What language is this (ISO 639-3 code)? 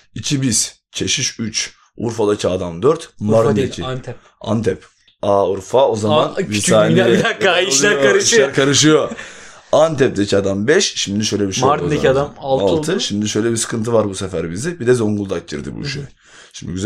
tur